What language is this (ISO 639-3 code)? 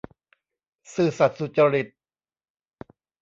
tha